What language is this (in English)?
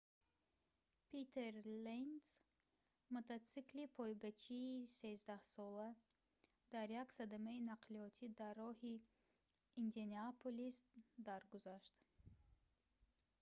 Tajik